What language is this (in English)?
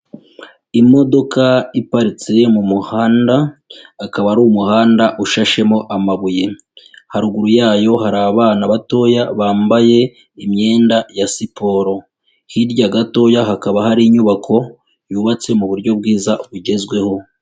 Kinyarwanda